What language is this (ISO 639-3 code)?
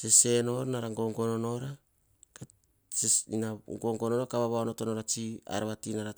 hah